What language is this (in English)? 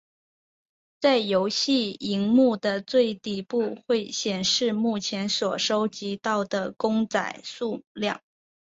Chinese